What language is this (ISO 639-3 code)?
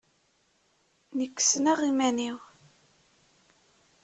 kab